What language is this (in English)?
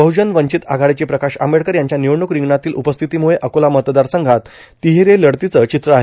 Marathi